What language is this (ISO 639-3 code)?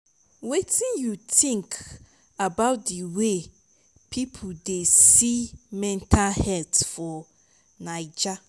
pcm